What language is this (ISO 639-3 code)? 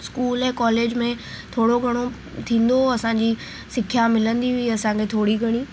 snd